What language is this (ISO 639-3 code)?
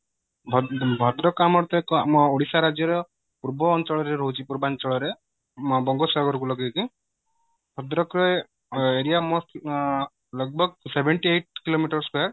ori